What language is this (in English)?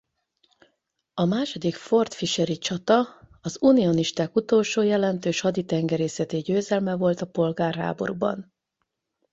Hungarian